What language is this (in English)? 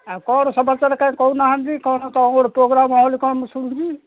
Odia